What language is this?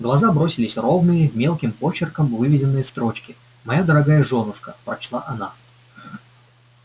Russian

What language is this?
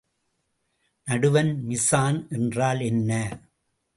Tamil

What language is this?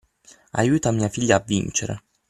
Italian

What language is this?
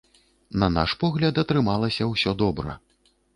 Belarusian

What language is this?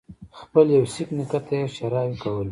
Pashto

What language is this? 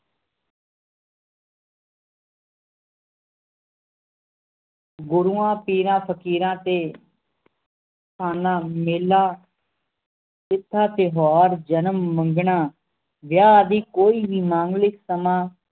Punjabi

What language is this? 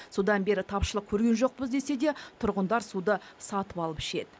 Kazakh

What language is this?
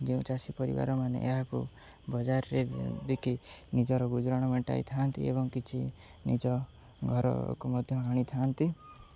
Odia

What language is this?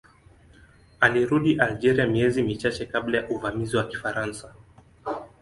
Swahili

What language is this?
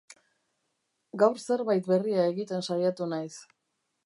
Basque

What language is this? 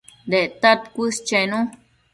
Matsés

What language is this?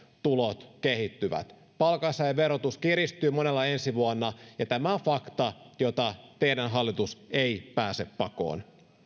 Finnish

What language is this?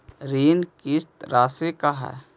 Magahi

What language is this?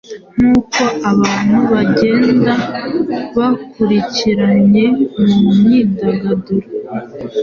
Kinyarwanda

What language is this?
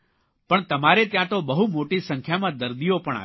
Gujarati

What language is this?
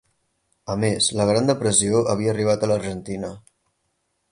Catalan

